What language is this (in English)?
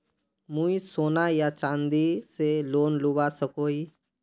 Magahi